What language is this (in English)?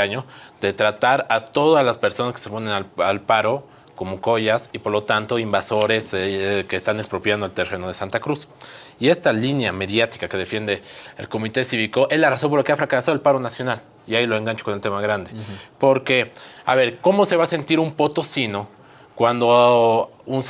Spanish